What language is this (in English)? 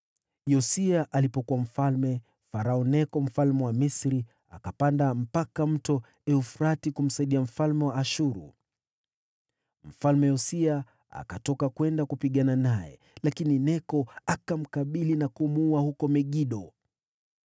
Swahili